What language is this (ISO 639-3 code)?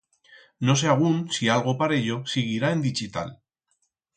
arg